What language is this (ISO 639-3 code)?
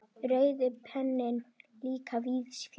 isl